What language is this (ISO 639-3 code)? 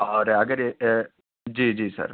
urd